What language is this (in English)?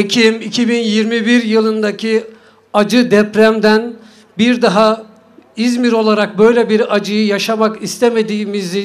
Turkish